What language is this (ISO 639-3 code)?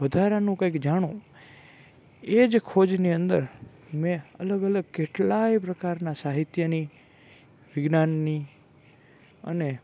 guj